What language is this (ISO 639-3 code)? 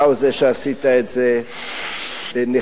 heb